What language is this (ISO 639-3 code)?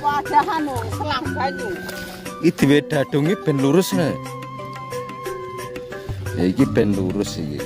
ind